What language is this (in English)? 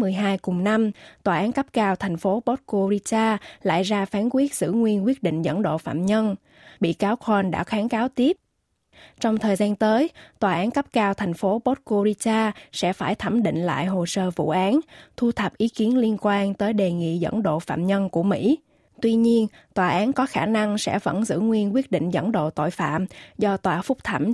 Vietnamese